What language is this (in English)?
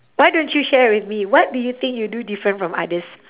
English